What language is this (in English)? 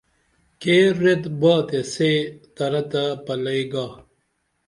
Dameli